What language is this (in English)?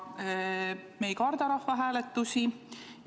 Estonian